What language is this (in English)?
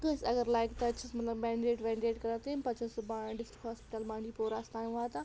Kashmiri